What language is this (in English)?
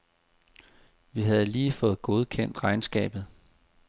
Danish